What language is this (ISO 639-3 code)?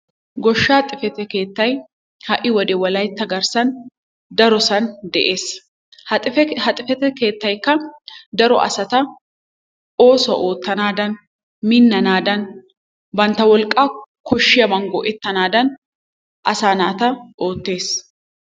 wal